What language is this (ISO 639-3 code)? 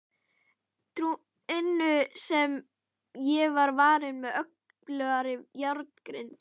isl